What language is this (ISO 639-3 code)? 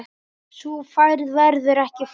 isl